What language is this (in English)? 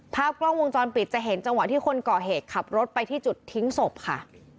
Thai